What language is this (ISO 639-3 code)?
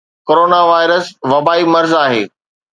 snd